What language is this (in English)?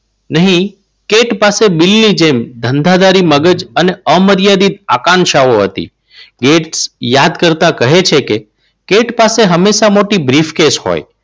Gujarati